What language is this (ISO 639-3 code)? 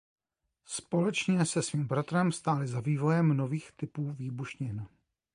ces